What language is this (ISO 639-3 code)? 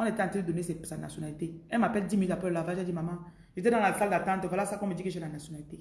fra